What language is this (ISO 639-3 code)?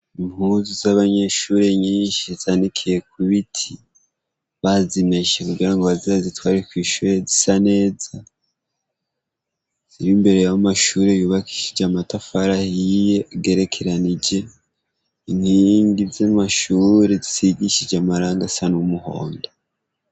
run